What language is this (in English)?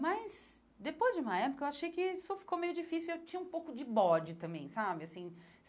Portuguese